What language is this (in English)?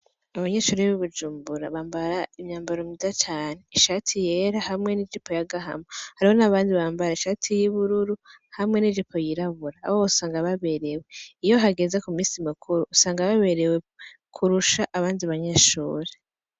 Rundi